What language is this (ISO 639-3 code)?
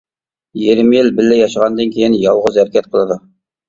uig